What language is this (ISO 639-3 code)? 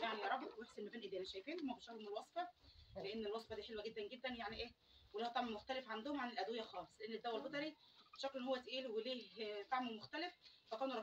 ara